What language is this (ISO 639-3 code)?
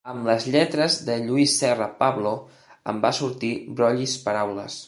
cat